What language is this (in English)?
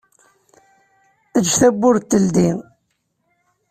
Kabyle